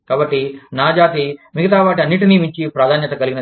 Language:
Telugu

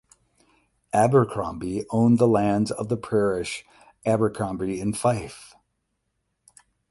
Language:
English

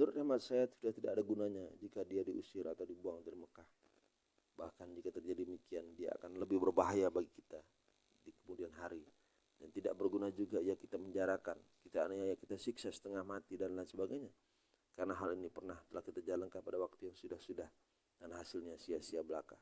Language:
Indonesian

